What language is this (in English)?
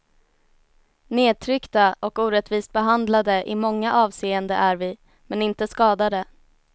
Swedish